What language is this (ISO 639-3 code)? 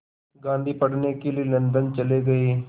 hin